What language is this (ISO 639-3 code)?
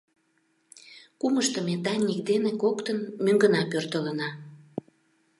chm